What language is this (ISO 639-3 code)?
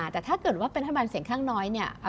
tha